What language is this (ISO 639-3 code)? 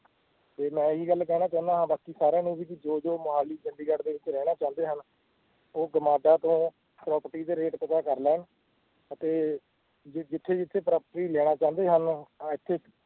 pan